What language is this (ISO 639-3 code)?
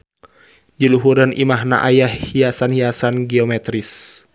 sun